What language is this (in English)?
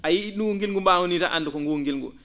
Fula